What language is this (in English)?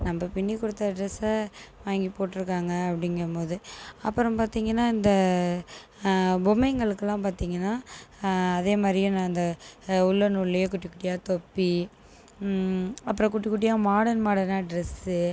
Tamil